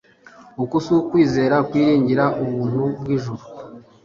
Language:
Kinyarwanda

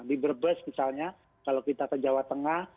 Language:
Indonesian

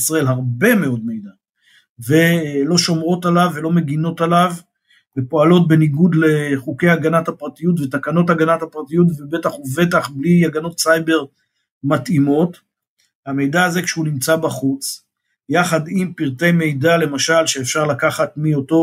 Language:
Hebrew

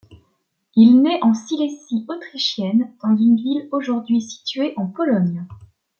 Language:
French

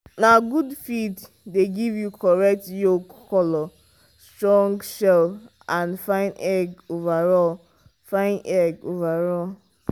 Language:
Nigerian Pidgin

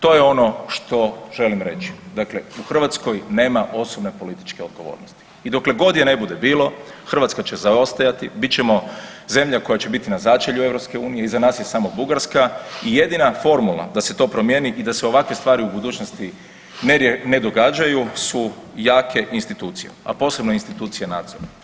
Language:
Croatian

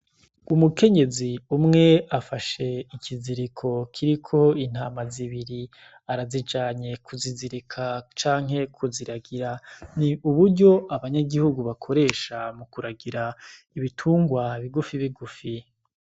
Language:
Rundi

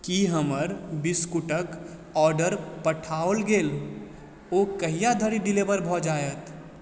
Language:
Maithili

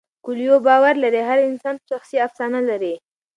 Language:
Pashto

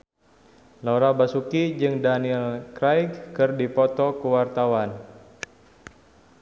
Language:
Sundanese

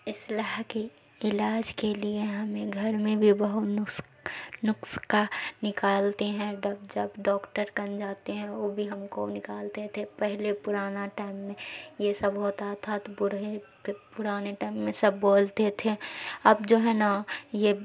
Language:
Urdu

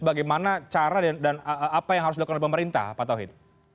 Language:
Indonesian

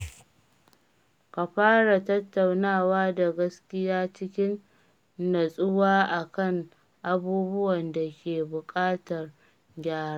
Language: Hausa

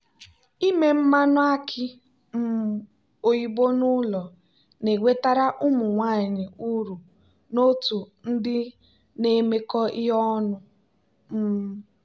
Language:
Igbo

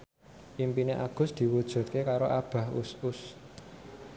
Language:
Javanese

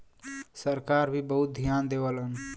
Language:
Bhojpuri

